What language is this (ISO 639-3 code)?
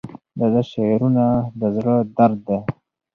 pus